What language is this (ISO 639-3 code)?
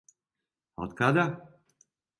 srp